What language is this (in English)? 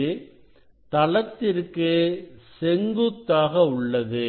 Tamil